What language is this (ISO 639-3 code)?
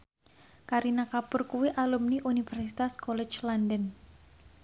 jav